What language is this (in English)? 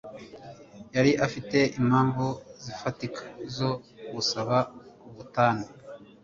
Kinyarwanda